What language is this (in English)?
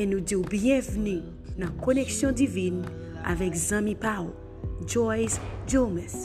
French